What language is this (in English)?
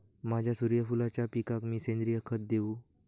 Marathi